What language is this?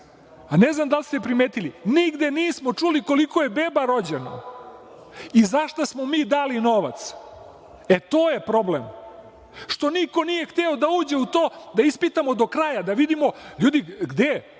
Serbian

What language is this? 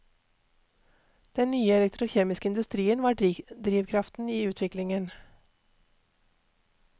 Norwegian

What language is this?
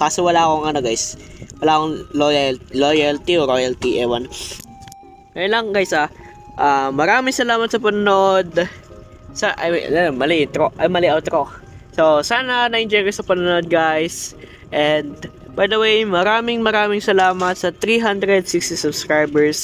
Filipino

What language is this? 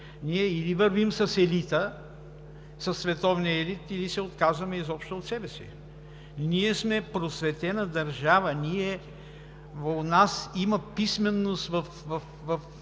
Bulgarian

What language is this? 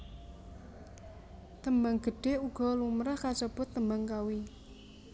Javanese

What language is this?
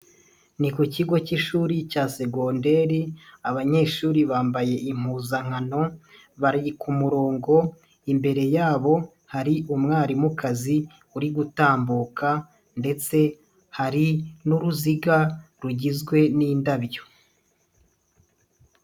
Kinyarwanda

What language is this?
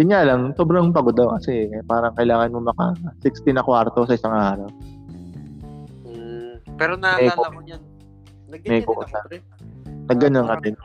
Filipino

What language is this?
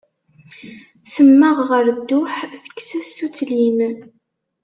Kabyle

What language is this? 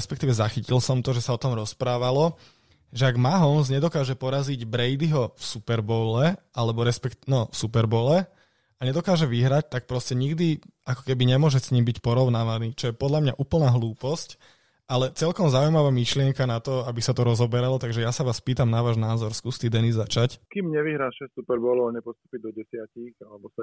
Slovak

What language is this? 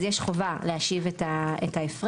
Hebrew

